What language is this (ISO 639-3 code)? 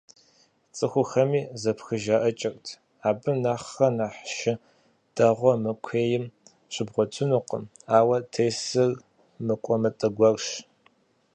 kbd